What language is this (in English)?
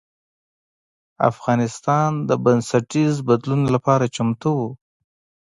Pashto